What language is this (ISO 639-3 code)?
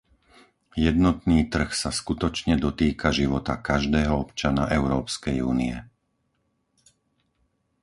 slk